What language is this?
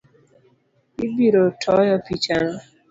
Luo (Kenya and Tanzania)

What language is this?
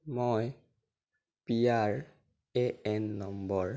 Assamese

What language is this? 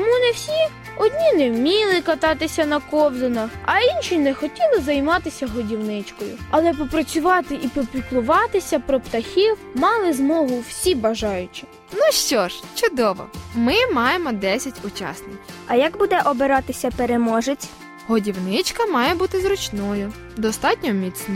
Ukrainian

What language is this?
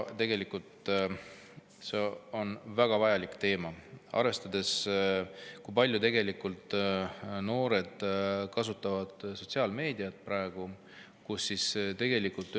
Estonian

